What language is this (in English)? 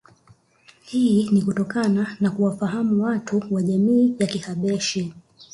Swahili